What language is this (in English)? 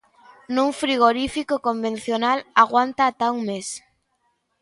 Galician